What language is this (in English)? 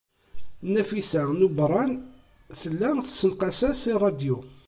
Kabyle